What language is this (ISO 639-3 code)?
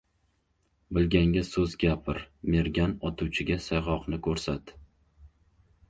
uzb